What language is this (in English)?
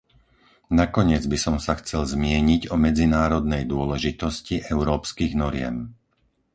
Slovak